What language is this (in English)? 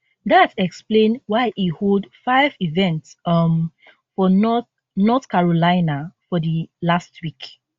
Nigerian Pidgin